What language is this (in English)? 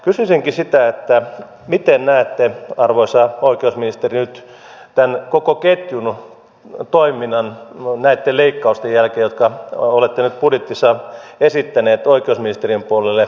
Finnish